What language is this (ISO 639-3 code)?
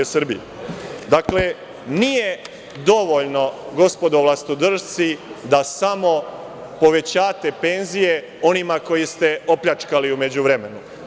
srp